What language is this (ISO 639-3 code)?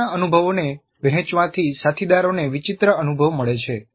guj